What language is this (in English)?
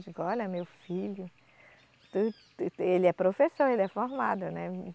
Portuguese